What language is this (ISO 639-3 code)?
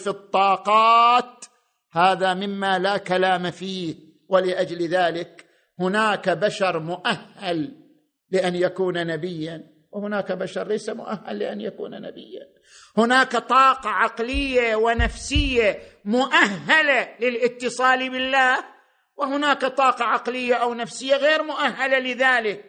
ara